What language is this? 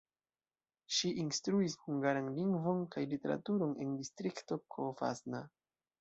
Esperanto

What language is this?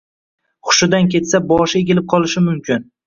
Uzbek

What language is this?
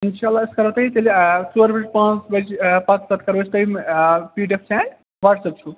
Kashmiri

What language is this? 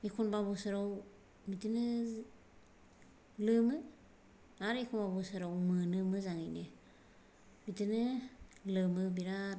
Bodo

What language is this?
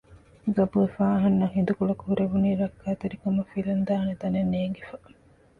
Divehi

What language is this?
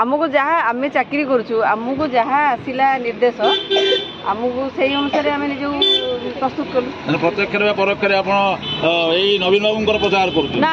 Indonesian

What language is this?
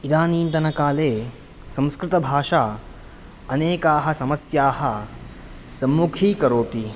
Sanskrit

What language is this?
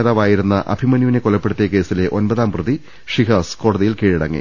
Malayalam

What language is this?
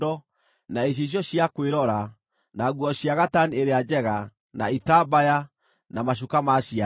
Kikuyu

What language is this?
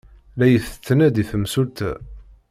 Kabyle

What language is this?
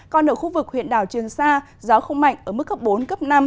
Vietnamese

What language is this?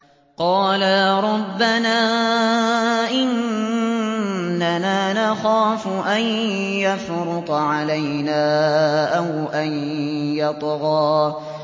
Arabic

